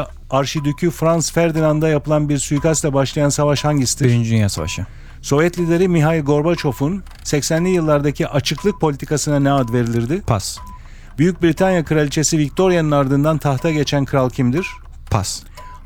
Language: Turkish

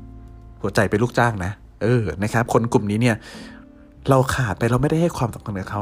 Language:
Thai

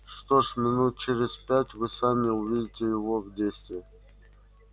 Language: Russian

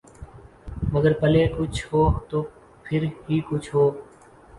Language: Urdu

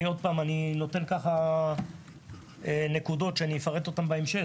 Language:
Hebrew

